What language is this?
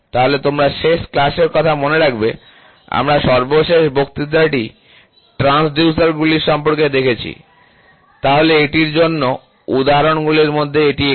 Bangla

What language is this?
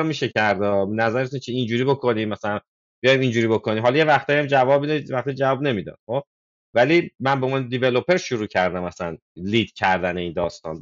Persian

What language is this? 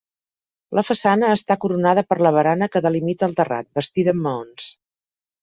Catalan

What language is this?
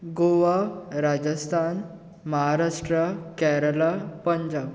Konkani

